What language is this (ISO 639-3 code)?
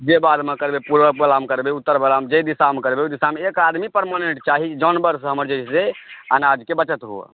mai